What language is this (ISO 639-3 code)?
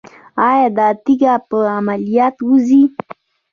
pus